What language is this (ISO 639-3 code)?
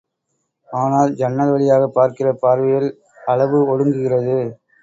tam